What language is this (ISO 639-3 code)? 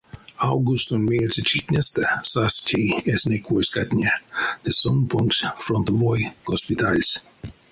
myv